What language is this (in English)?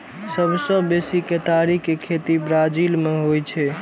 Maithili